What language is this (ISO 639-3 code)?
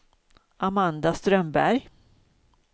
swe